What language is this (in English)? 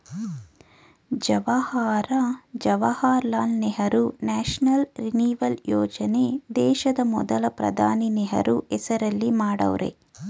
Kannada